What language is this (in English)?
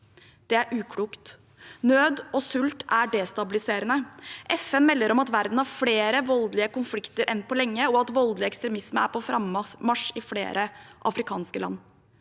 Norwegian